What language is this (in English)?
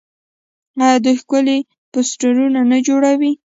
Pashto